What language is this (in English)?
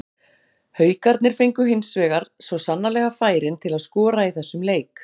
Icelandic